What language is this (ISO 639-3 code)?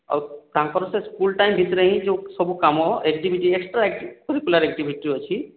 ori